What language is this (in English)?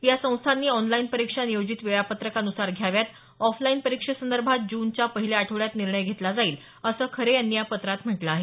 Marathi